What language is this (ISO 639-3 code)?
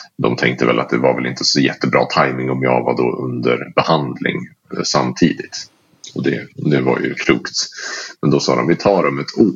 swe